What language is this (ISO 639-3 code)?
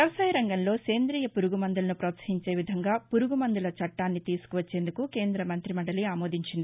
tel